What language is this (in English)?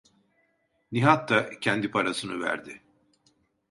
Turkish